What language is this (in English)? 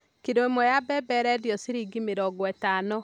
Kikuyu